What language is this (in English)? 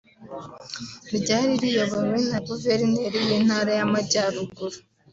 Kinyarwanda